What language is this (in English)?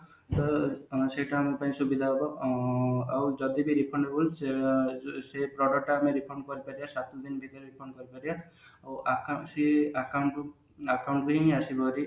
Odia